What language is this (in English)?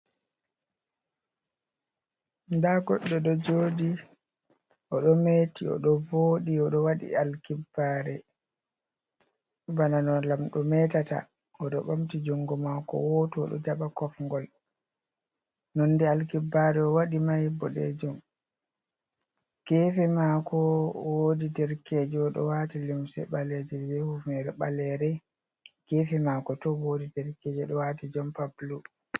Fula